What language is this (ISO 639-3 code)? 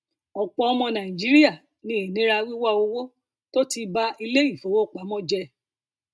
yor